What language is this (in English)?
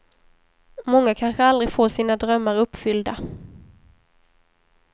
Swedish